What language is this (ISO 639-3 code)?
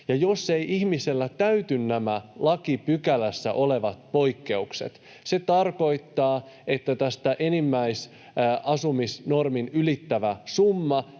fin